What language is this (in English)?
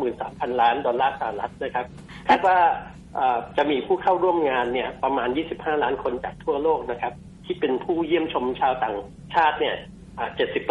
Thai